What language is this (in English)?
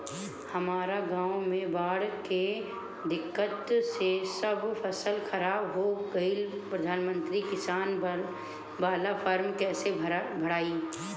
Bhojpuri